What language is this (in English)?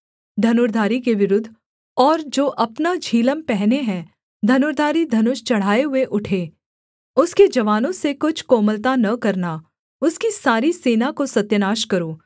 Hindi